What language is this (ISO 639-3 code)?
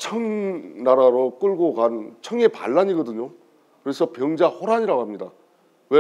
kor